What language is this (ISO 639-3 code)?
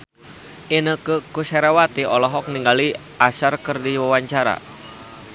sun